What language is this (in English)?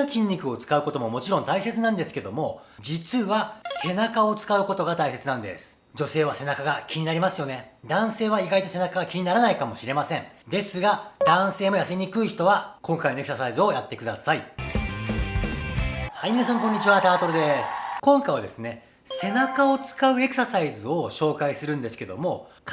Japanese